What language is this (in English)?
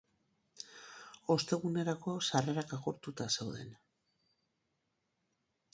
Basque